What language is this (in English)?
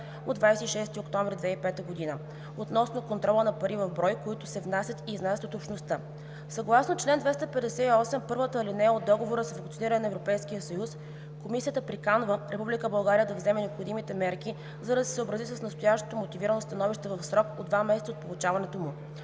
Bulgarian